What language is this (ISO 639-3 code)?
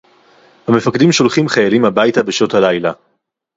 heb